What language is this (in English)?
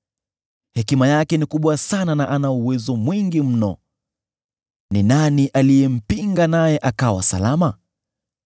Swahili